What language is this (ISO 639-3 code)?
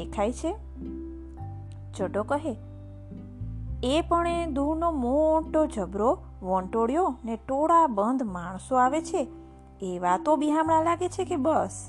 guj